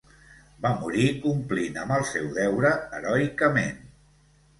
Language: Catalan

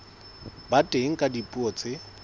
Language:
Southern Sotho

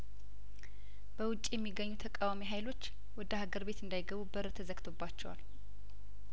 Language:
Amharic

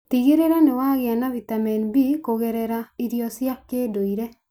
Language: Kikuyu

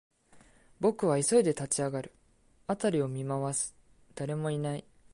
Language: Japanese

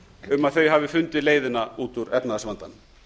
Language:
Icelandic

